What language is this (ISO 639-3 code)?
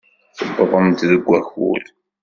kab